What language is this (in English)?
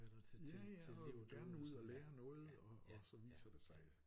Danish